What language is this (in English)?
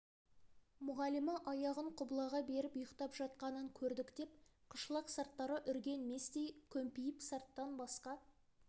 Kazakh